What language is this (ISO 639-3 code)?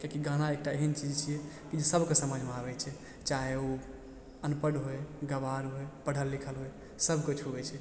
mai